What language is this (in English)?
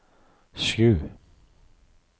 Norwegian